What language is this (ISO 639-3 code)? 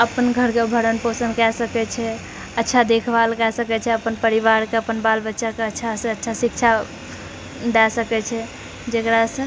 mai